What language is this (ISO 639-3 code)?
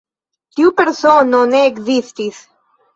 epo